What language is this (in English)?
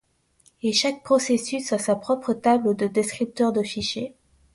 French